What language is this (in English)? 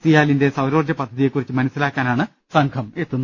Malayalam